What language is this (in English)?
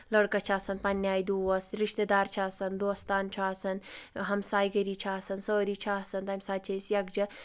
Kashmiri